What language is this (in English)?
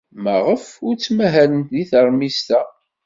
Kabyle